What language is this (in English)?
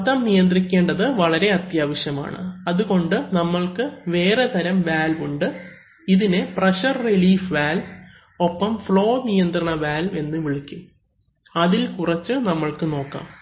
Malayalam